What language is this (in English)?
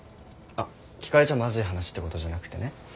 Japanese